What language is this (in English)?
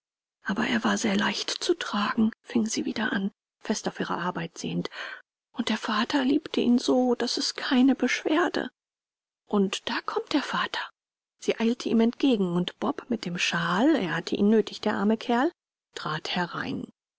German